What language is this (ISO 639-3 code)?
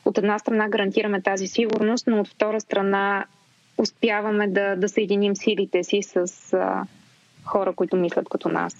bul